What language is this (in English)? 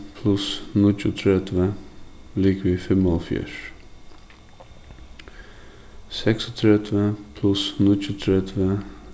Faroese